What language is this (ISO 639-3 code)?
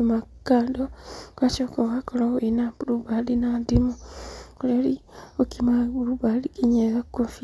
kik